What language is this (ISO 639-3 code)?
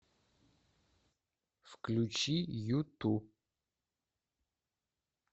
rus